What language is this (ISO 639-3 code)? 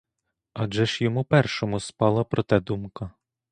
ukr